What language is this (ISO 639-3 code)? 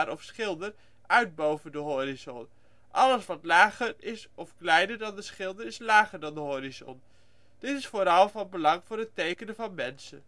nld